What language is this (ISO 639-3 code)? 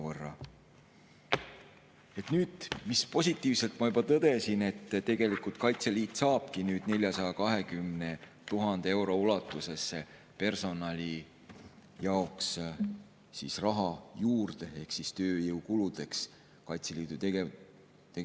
est